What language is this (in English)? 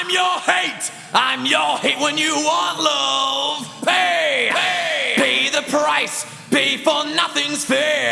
English